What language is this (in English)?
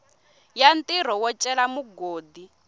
Tsonga